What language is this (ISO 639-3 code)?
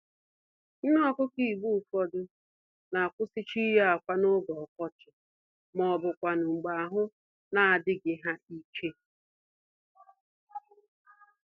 ibo